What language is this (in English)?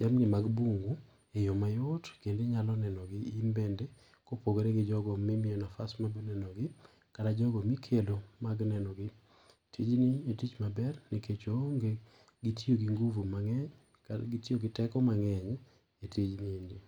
Luo (Kenya and Tanzania)